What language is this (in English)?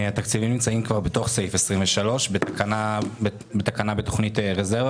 Hebrew